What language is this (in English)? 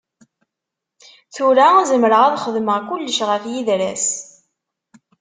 Kabyle